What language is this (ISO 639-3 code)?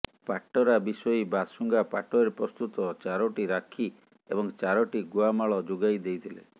ori